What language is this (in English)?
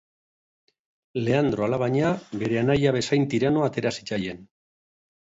Basque